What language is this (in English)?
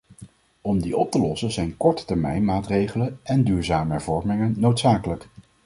Dutch